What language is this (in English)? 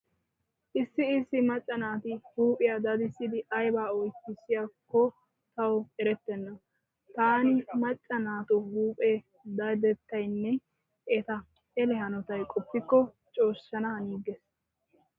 Wolaytta